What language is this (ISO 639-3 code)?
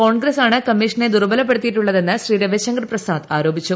mal